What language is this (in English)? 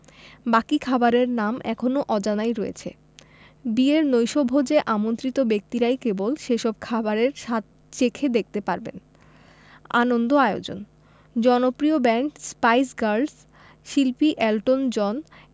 Bangla